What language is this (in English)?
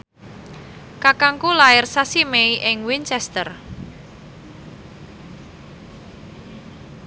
Javanese